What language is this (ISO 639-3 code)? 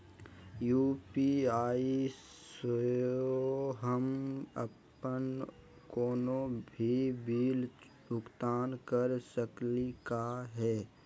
mag